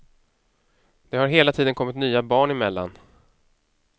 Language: Swedish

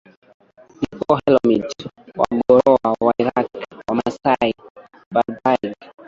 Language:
Swahili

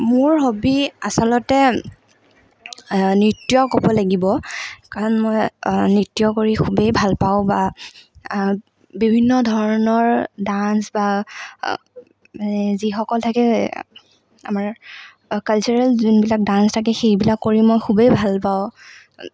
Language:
Assamese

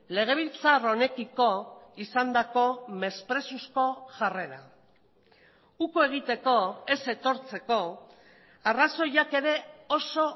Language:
Basque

